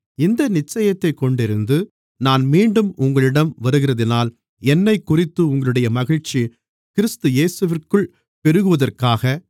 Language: Tamil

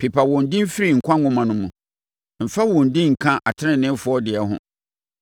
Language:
Akan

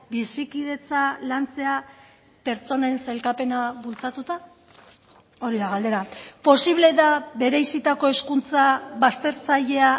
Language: Basque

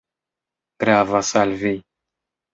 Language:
Esperanto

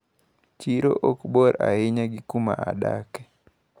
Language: Luo (Kenya and Tanzania)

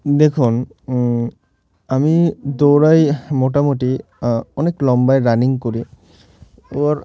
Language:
Bangla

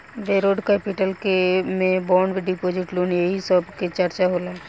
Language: Bhojpuri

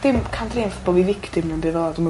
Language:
Welsh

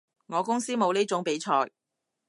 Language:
Cantonese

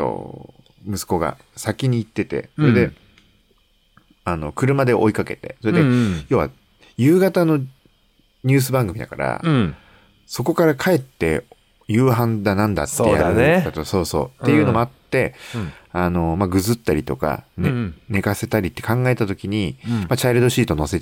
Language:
Japanese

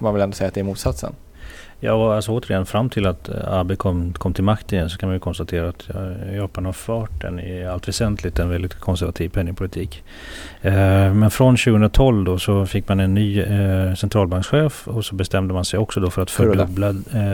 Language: Swedish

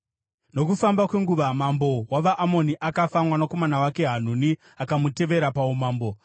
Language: Shona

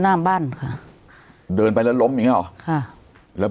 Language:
Thai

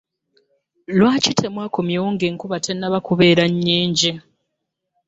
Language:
Ganda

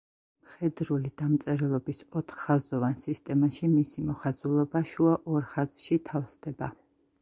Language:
Georgian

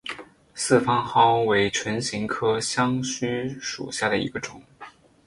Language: Chinese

